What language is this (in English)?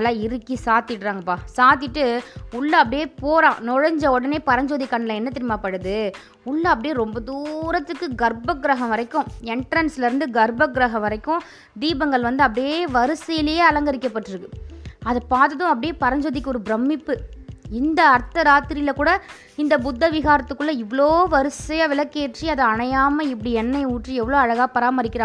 Tamil